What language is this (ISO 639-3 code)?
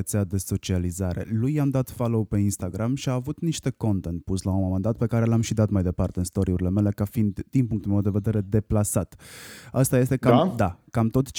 ron